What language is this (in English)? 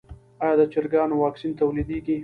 Pashto